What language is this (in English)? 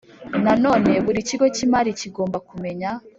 Kinyarwanda